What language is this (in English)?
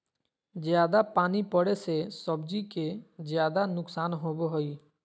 Magahi